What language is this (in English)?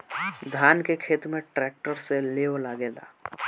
Bhojpuri